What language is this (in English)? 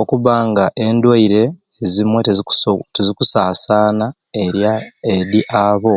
Ruuli